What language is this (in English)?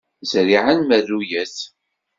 Kabyle